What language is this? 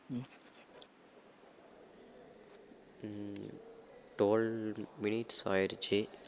Tamil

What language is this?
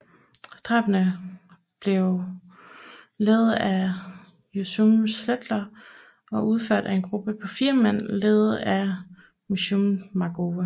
Danish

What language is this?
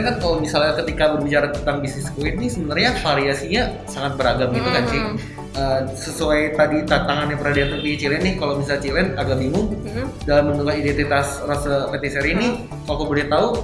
Indonesian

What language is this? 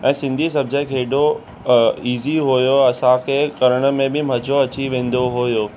Sindhi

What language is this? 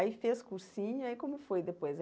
Portuguese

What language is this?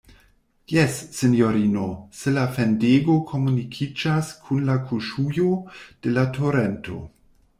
Esperanto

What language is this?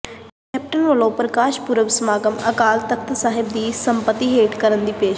Punjabi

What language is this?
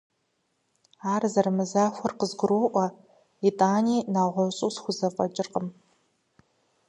Kabardian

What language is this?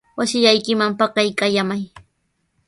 Sihuas Ancash Quechua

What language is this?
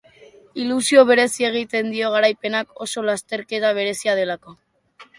Basque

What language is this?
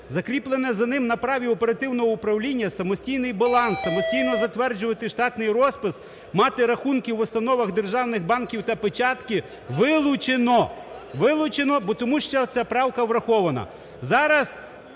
Ukrainian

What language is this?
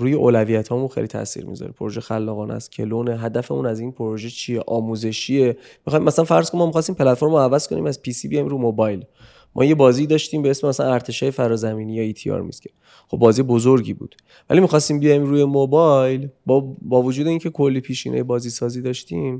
Persian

